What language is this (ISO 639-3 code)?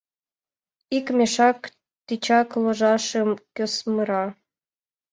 chm